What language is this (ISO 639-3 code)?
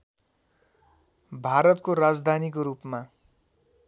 nep